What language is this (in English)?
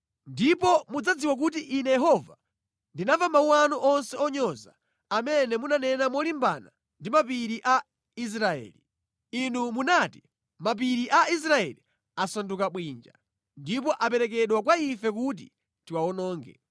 Nyanja